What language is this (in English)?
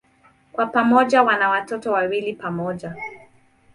Swahili